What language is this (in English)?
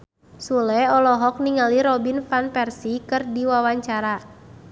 Sundanese